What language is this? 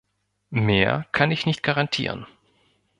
German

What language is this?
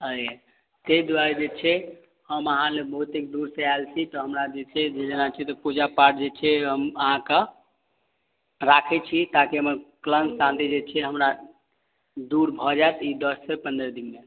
Maithili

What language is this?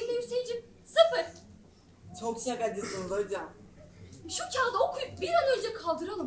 Turkish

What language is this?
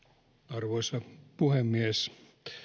Finnish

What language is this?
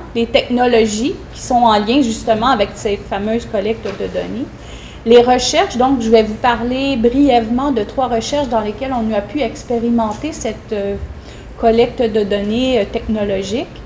French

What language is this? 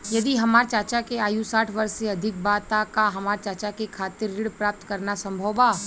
Bhojpuri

